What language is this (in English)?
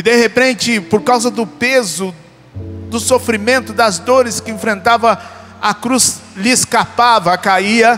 Portuguese